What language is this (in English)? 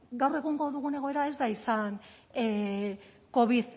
Basque